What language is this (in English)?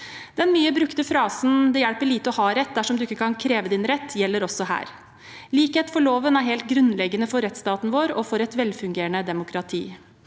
Norwegian